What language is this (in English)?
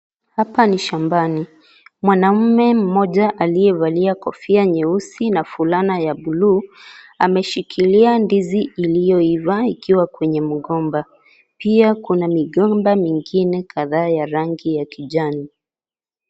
Swahili